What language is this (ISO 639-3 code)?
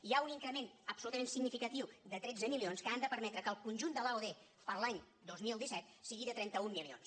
cat